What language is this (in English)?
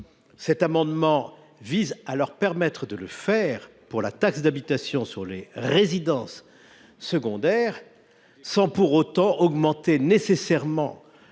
French